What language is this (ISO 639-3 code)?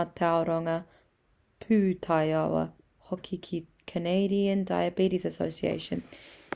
mri